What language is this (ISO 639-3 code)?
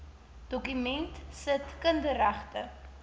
afr